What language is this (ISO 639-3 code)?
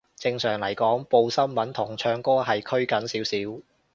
yue